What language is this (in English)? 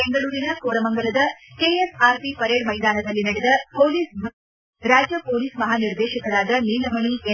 Kannada